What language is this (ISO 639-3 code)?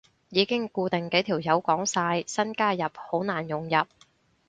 yue